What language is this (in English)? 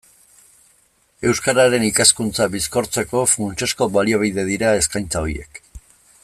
Basque